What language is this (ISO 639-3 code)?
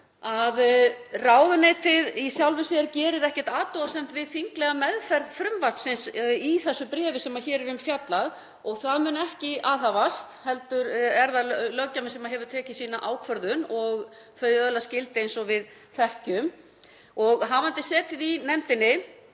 isl